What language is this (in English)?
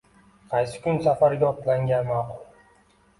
Uzbek